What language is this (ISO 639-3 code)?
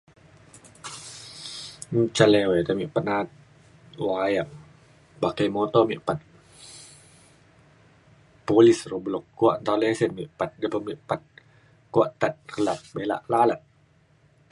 xkl